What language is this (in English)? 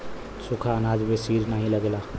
Bhojpuri